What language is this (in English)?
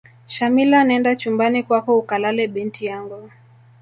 Swahili